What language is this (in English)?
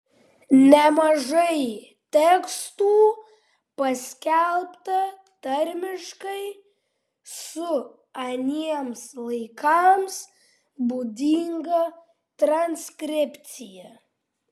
Lithuanian